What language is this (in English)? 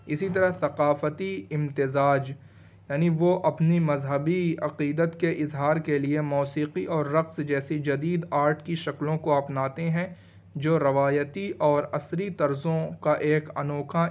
Urdu